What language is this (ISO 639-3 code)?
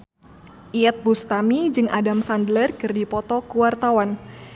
sun